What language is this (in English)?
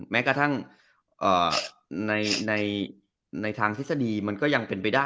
Thai